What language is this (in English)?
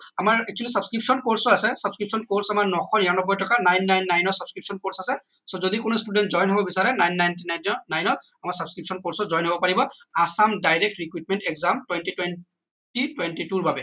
Assamese